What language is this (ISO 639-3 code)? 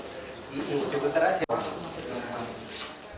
ind